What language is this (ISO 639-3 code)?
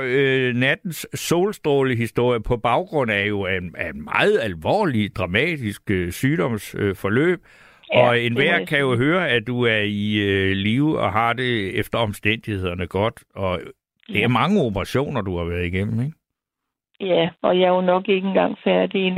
dan